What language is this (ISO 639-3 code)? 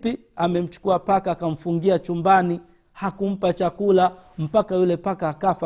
swa